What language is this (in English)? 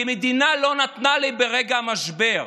Hebrew